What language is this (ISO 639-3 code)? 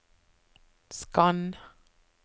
nor